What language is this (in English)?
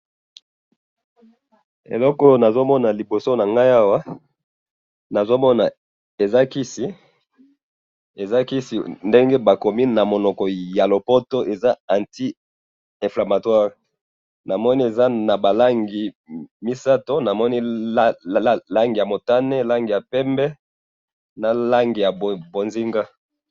Lingala